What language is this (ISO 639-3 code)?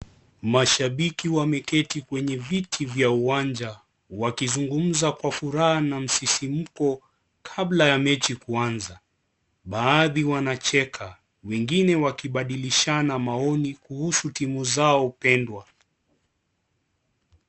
swa